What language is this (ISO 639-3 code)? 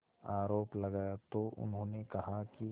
hin